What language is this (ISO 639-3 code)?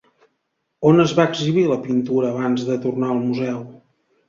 cat